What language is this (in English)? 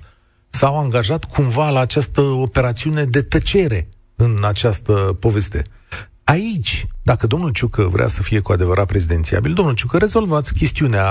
Romanian